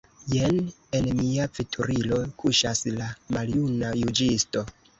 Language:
Esperanto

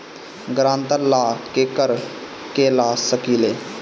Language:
Bhojpuri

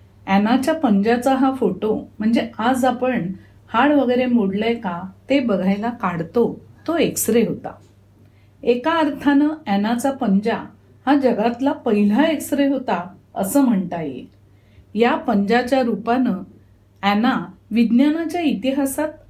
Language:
Marathi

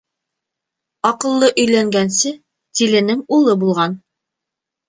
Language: Bashkir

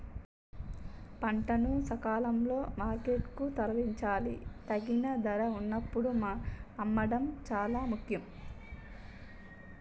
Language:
Telugu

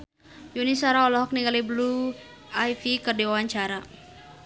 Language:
Sundanese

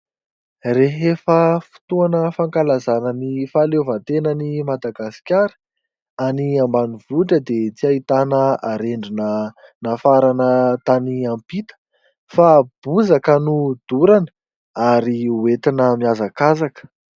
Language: Malagasy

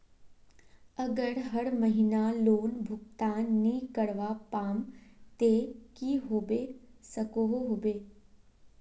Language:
Magahi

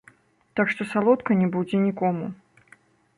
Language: Belarusian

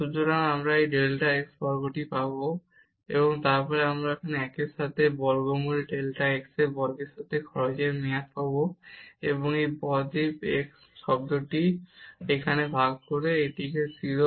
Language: Bangla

